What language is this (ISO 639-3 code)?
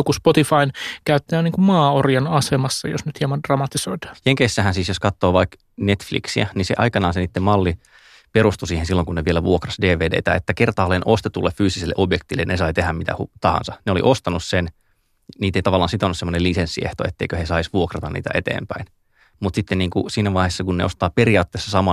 fin